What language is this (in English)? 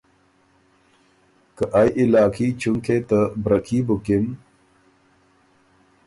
Ormuri